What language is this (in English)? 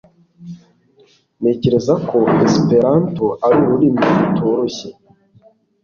Kinyarwanda